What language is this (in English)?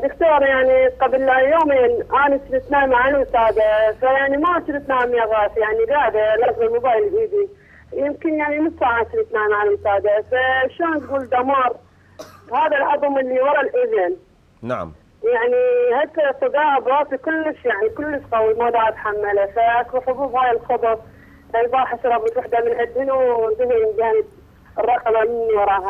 Arabic